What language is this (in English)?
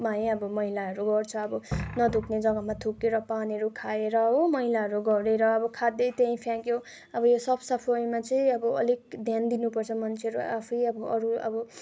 Nepali